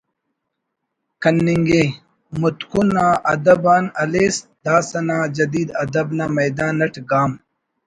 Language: Brahui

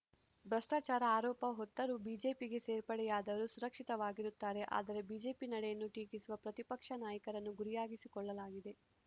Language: Kannada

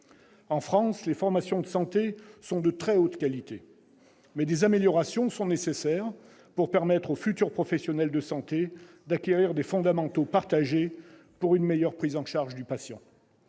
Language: French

